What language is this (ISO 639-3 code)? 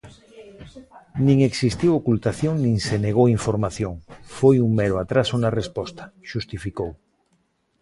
glg